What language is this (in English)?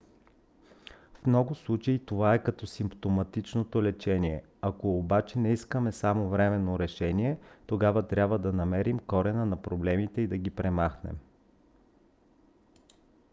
Bulgarian